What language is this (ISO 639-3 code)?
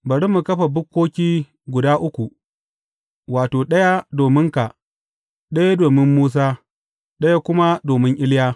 hau